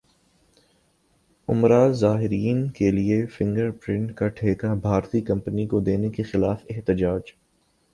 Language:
Urdu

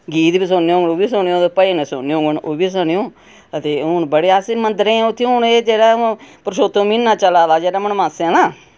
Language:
Dogri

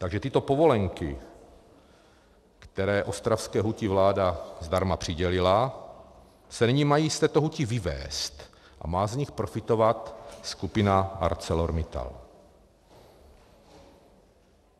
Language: Czech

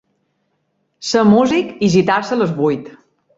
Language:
Catalan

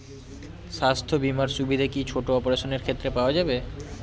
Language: Bangla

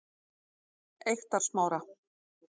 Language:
Icelandic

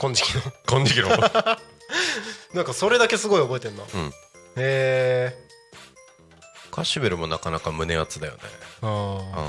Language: Japanese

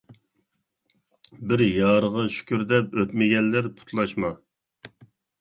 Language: Uyghur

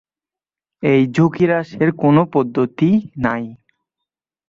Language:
Bangla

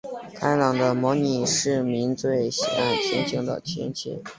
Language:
Chinese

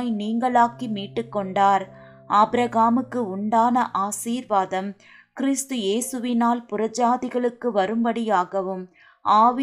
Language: Tamil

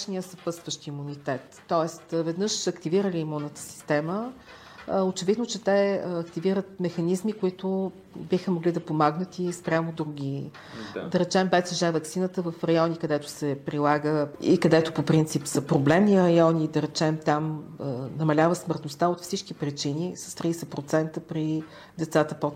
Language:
Bulgarian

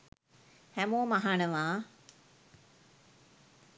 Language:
Sinhala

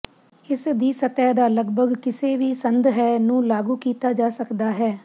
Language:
Punjabi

